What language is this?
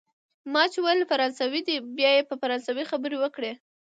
Pashto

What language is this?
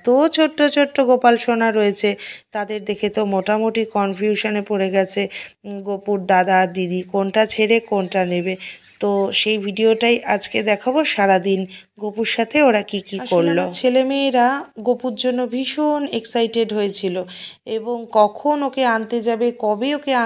Romanian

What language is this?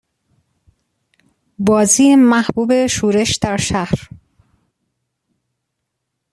Persian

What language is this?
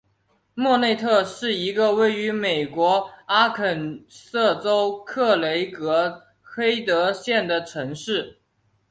Chinese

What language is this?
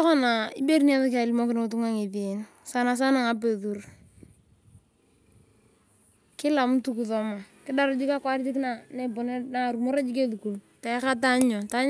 Turkana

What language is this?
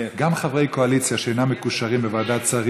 Hebrew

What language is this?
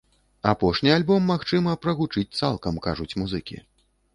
Belarusian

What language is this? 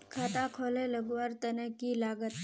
Magahi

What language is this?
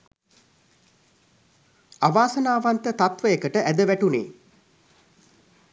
Sinhala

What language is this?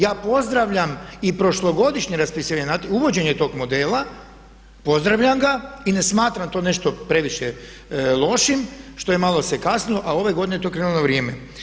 Croatian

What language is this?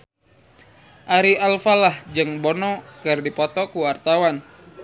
Sundanese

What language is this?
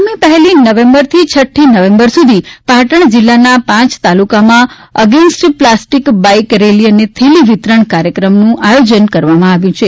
Gujarati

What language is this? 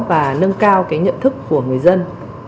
Vietnamese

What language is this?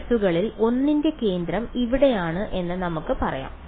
Malayalam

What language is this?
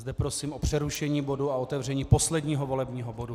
Czech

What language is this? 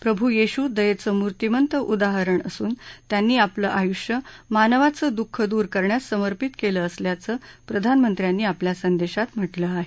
Marathi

